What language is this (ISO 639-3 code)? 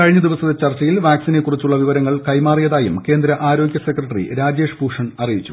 mal